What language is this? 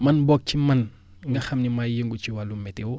Wolof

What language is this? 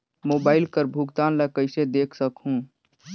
Chhattisgarhi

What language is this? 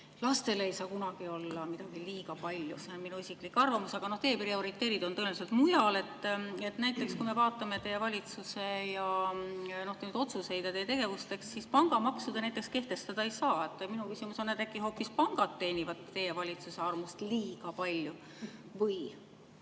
Estonian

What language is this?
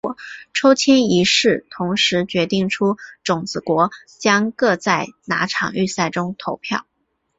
Chinese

